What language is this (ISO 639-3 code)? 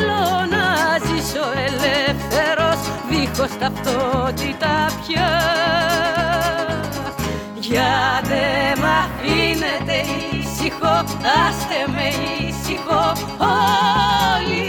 ell